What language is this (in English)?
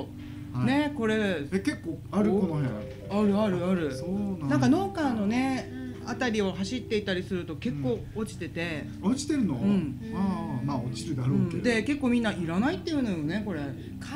Japanese